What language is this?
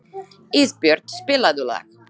Icelandic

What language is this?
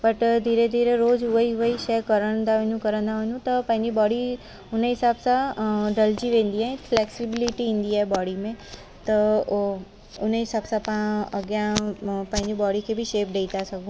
Sindhi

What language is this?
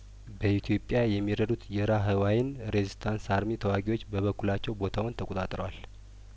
Amharic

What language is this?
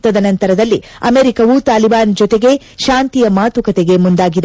Kannada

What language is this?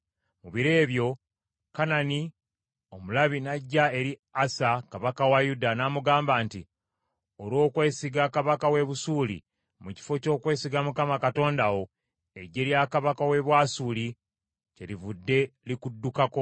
Ganda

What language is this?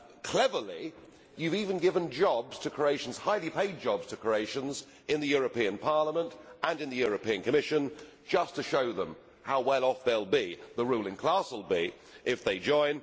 English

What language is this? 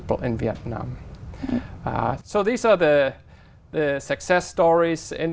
Vietnamese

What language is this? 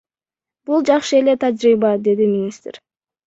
Kyrgyz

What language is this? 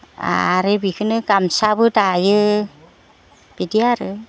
Bodo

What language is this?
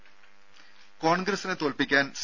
Malayalam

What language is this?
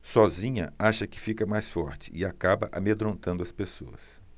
Portuguese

